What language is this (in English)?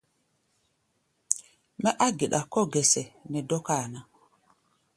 Gbaya